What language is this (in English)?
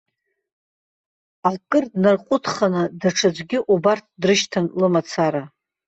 Abkhazian